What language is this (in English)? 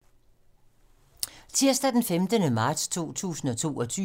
Danish